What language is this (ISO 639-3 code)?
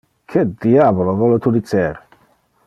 ina